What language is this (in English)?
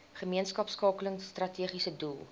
Afrikaans